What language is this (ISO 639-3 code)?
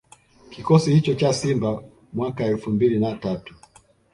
swa